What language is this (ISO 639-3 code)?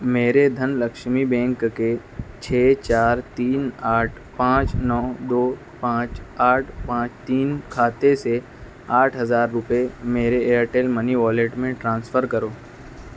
urd